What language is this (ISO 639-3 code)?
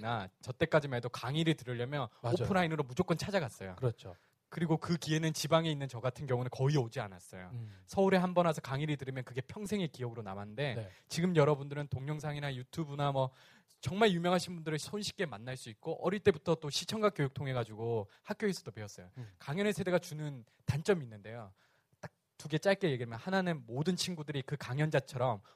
kor